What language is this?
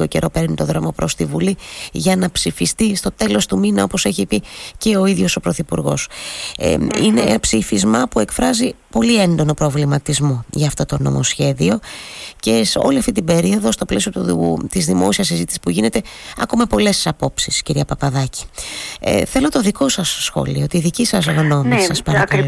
Greek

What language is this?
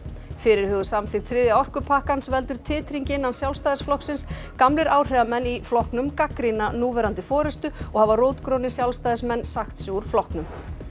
Icelandic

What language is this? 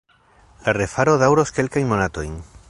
Esperanto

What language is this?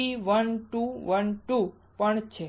Gujarati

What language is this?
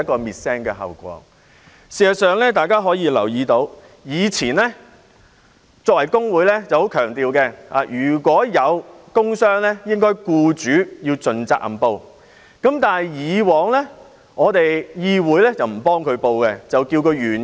Cantonese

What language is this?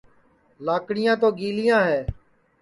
Sansi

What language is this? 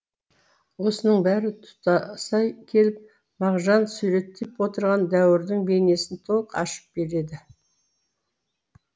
Kazakh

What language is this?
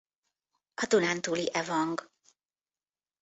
Hungarian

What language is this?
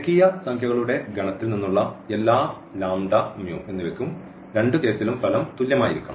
Malayalam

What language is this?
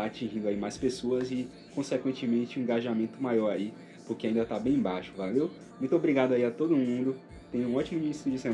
Portuguese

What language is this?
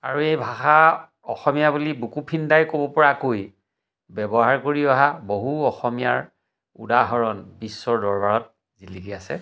Assamese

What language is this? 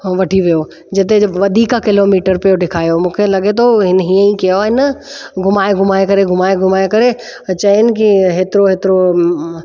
Sindhi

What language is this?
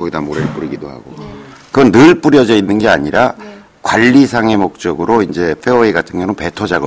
Korean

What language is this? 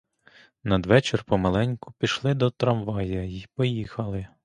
Ukrainian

